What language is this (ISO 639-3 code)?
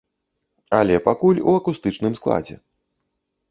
bel